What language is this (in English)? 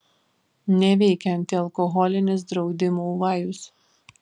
Lithuanian